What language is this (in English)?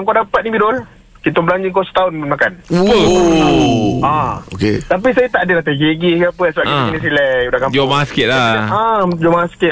Malay